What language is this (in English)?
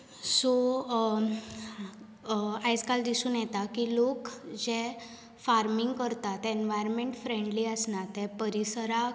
Konkani